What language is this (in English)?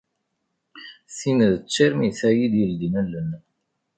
Kabyle